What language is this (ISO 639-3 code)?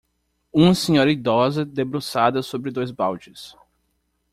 por